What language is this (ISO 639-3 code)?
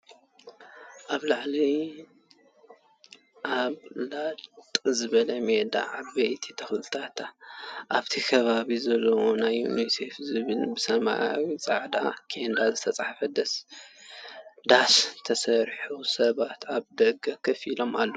tir